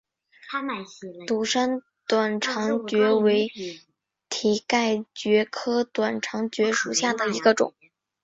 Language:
Chinese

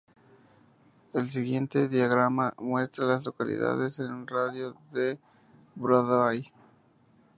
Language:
Spanish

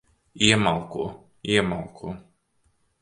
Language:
Latvian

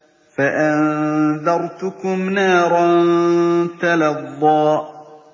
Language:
Arabic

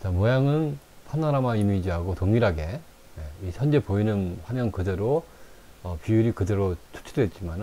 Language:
Korean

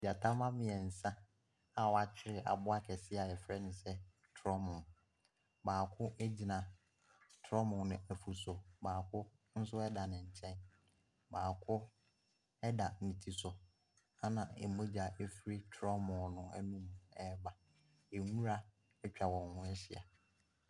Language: Akan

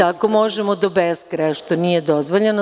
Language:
Serbian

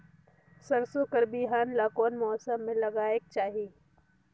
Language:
Chhattisgarhi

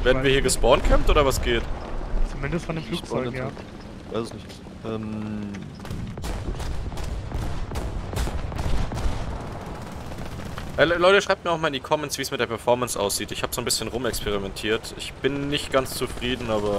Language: German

